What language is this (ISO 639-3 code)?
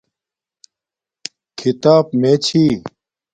dmk